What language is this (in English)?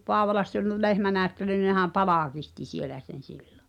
Finnish